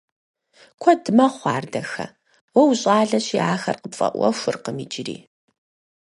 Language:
Kabardian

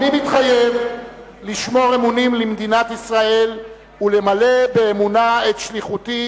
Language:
Hebrew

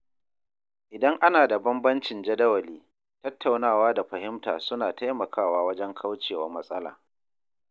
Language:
Hausa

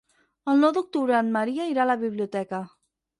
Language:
Catalan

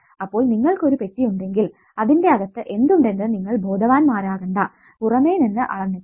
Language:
Malayalam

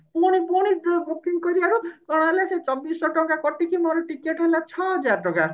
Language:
Odia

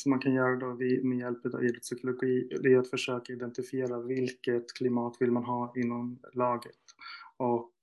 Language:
Swedish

